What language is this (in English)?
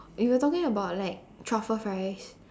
English